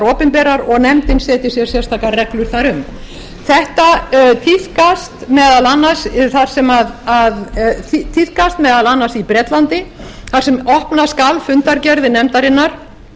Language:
Icelandic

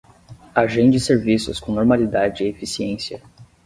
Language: Portuguese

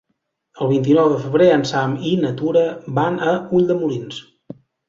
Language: Catalan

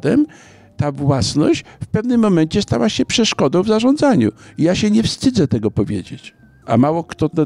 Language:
Polish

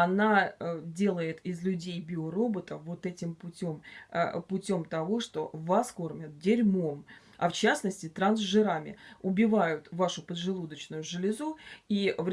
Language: Russian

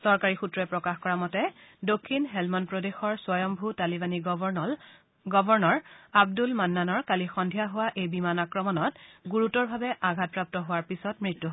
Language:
Assamese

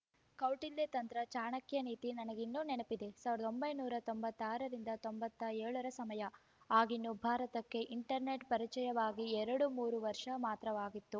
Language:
Kannada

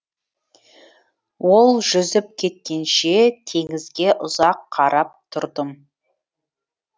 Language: Kazakh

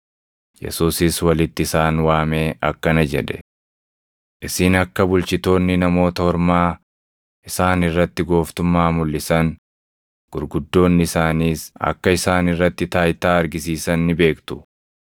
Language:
Oromo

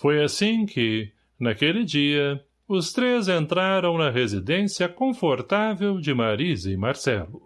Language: Portuguese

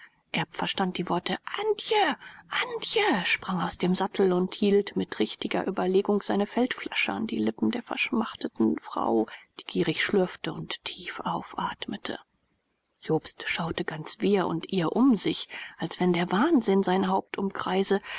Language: German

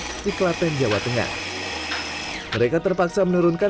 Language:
Indonesian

